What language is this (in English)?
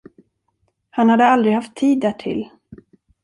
Swedish